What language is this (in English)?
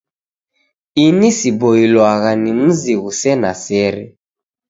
Taita